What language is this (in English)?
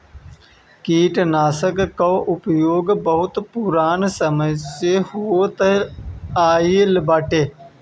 Bhojpuri